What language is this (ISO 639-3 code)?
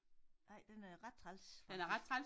dan